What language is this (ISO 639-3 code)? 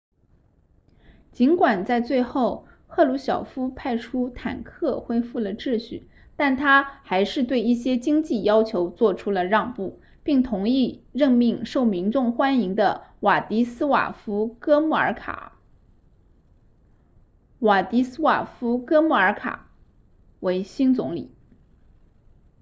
zho